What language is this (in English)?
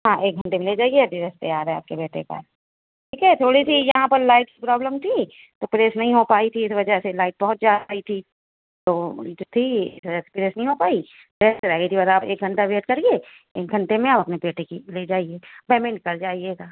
Urdu